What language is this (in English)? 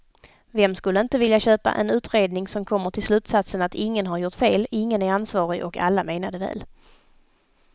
Swedish